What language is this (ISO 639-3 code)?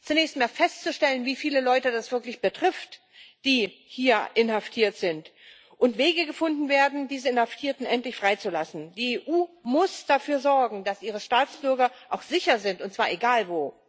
deu